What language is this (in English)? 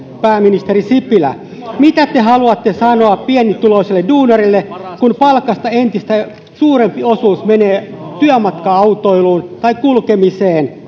Finnish